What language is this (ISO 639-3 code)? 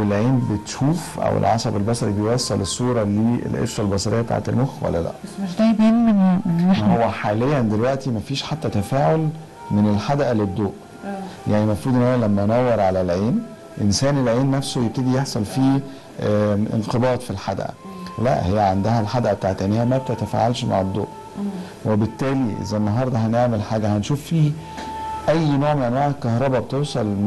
ara